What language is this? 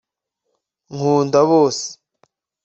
Kinyarwanda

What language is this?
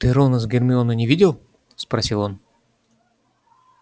Russian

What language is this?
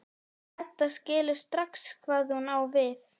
Icelandic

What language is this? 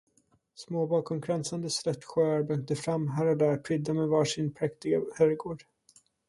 Swedish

